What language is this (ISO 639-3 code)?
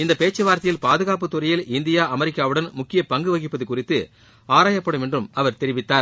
tam